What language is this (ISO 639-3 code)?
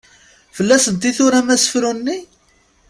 kab